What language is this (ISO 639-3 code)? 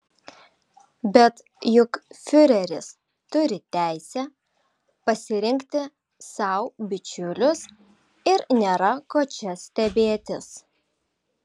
lit